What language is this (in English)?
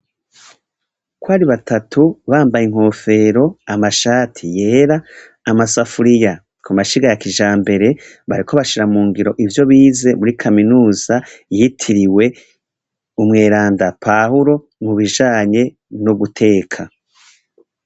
Rundi